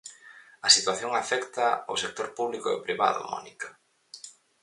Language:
Galician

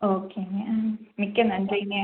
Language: Tamil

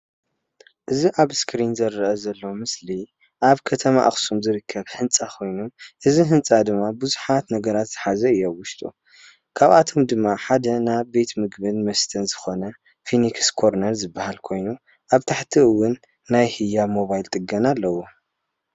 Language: Tigrinya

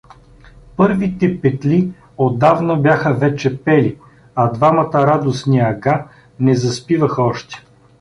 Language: Bulgarian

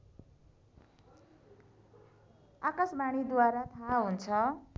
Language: Nepali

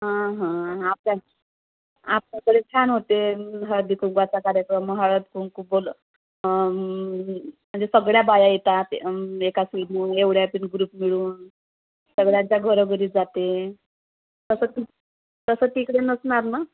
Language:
Marathi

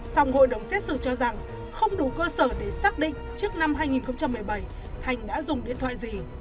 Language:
Vietnamese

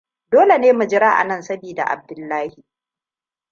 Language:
Hausa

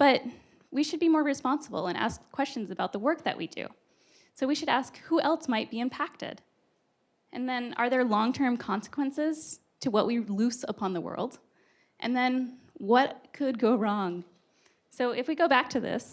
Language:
English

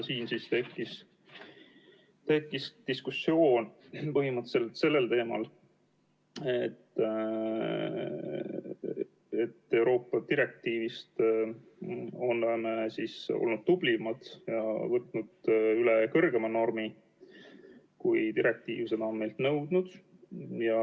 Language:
Estonian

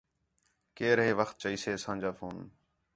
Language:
Khetrani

